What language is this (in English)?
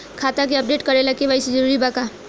Bhojpuri